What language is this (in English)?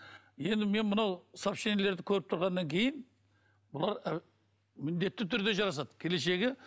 Kazakh